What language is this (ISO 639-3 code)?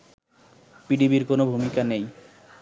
ben